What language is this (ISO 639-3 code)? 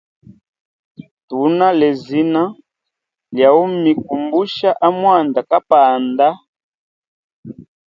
hem